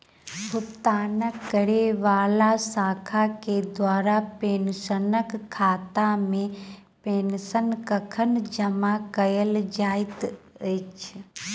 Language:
Maithili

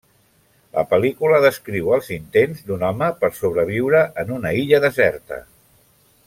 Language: Catalan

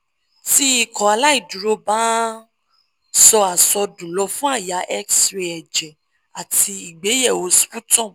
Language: Yoruba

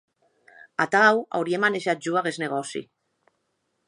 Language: Occitan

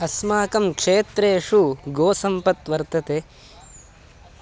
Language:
Sanskrit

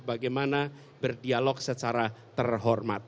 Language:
Indonesian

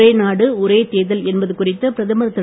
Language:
Tamil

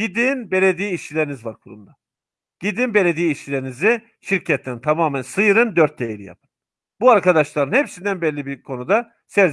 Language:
Turkish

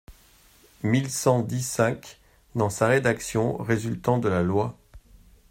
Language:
French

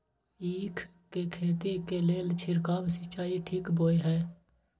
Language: Maithili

